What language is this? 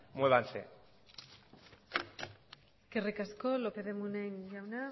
Basque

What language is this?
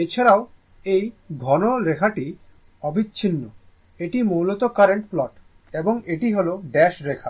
Bangla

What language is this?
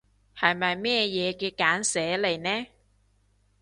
Cantonese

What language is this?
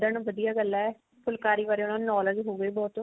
Punjabi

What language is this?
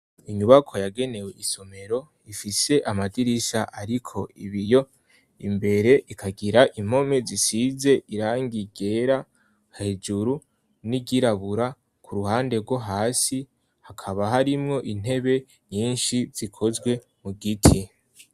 Rundi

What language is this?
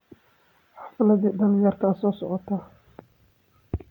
Somali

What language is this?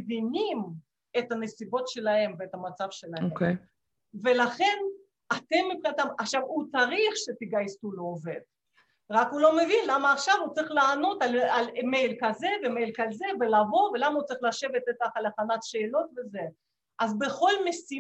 Hebrew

